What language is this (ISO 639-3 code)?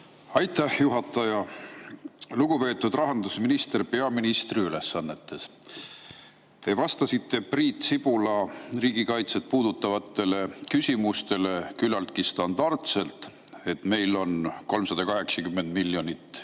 est